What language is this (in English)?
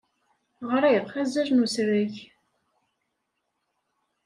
Kabyle